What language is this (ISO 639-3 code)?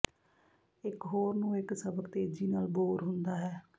pan